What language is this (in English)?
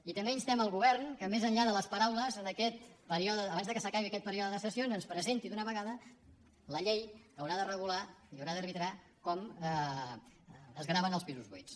Catalan